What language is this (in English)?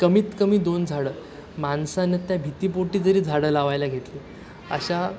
Marathi